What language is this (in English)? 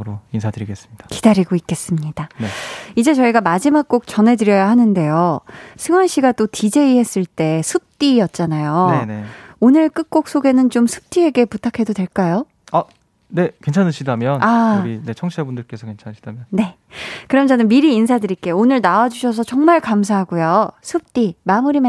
Korean